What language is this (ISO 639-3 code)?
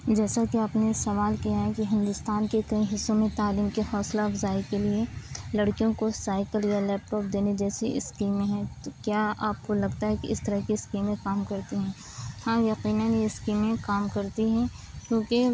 urd